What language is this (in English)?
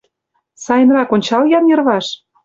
Mari